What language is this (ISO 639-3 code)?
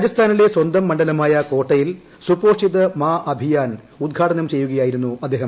mal